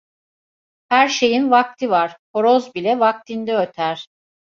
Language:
Turkish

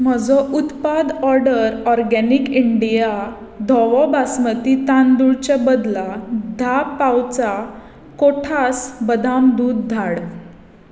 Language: Konkani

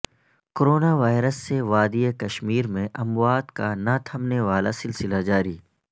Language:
Urdu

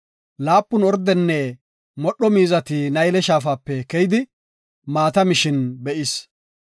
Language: Gofa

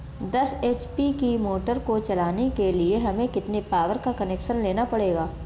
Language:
Hindi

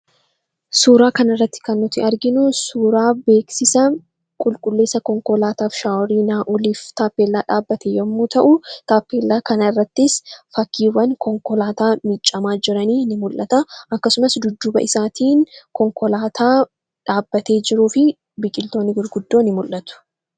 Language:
Oromo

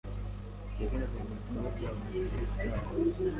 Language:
Kinyarwanda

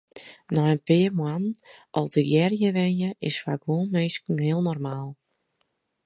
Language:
Western Frisian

